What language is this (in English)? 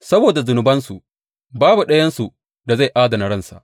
Hausa